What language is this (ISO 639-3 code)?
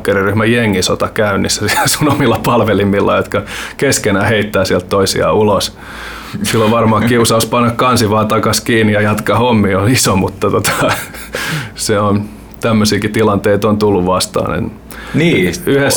fin